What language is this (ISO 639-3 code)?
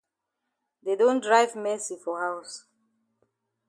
wes